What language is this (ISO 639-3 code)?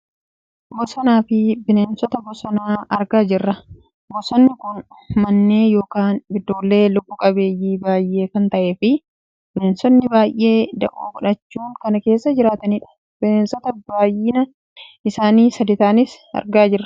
orm